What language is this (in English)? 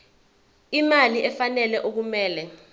Zulu